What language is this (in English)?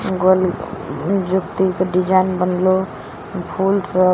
Maithili